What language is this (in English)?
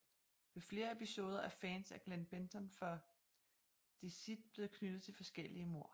Danish